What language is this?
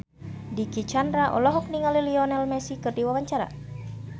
Sundanese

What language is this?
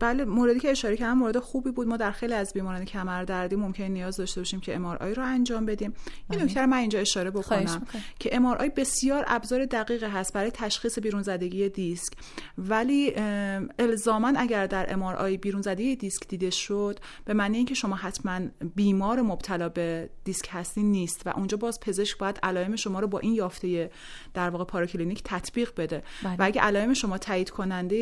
Persian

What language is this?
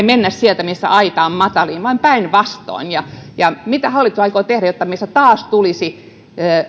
Finnish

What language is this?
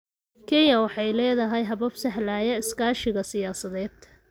Somali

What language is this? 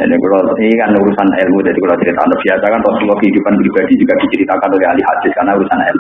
Indonesian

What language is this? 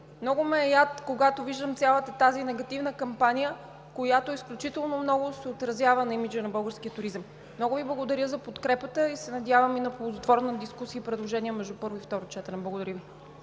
Bulgarian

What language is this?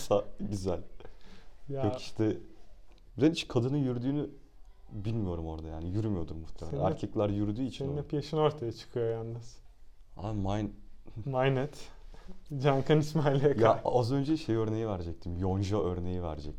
Turkish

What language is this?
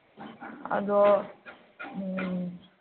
Manipuri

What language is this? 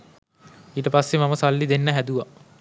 Sinhala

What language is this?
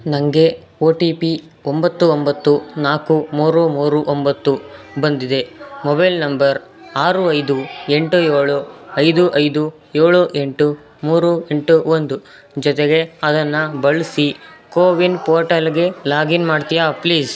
Kannada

